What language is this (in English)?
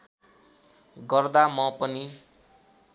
Nepali